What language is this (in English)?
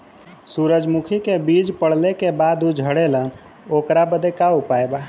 Bhojpuri